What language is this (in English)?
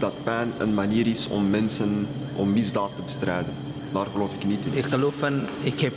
Dutch